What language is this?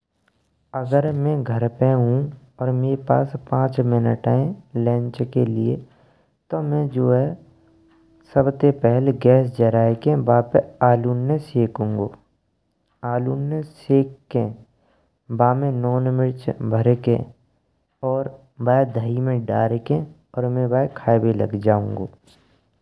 Braj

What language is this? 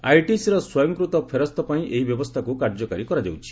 Odia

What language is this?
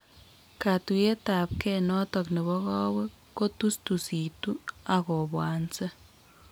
Kalenjin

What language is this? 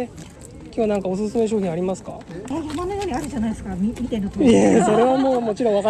Japanese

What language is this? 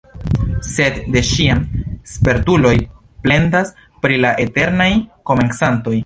Esperanto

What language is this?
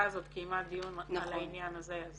Hebrew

